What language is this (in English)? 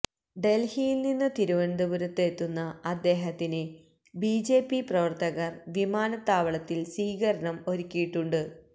Malayalam